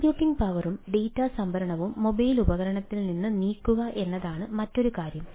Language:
Malayalam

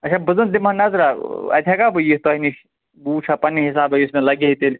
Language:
Kashmiri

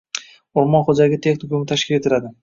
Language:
Uzbek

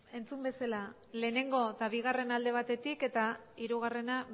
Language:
Basque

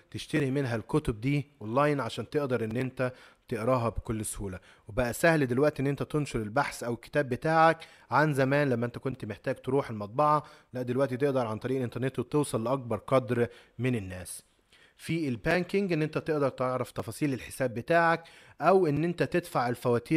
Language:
Arabic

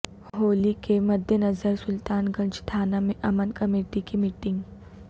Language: Urdu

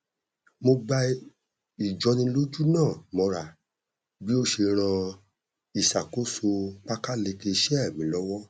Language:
Yoruba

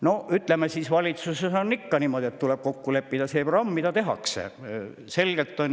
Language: Estonian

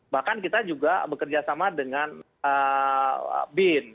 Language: Indonesian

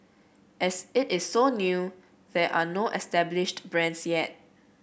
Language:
English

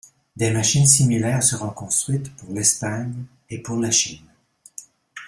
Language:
French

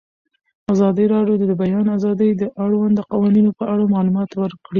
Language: Pashto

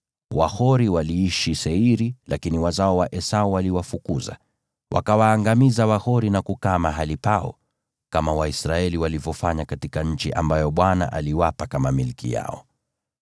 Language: Swahili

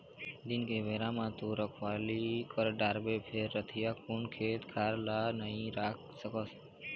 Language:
Chhattisgarhi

